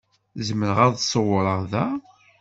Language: Kabyle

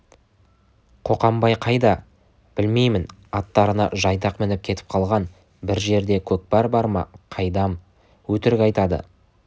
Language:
Kazakh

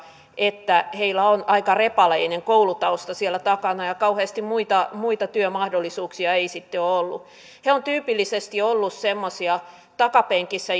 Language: Finnish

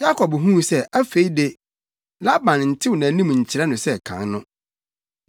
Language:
Akan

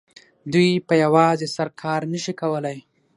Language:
Pashto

